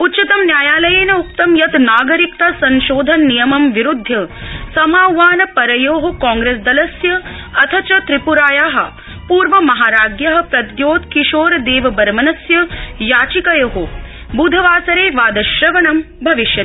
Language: Sanskrit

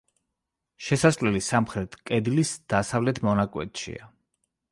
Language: Georgian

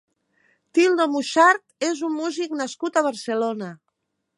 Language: Catalan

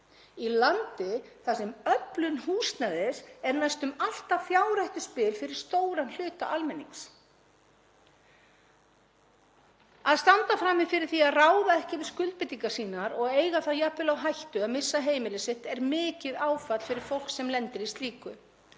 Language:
Icelandic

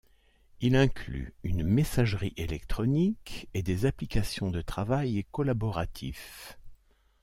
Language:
French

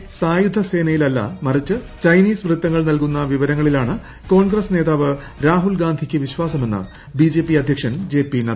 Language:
Malayalam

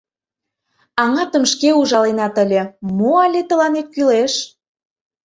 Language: Mari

